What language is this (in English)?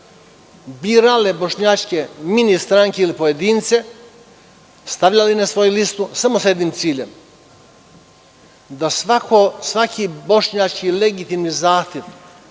Serbian